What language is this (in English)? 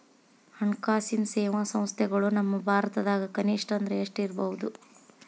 Kannada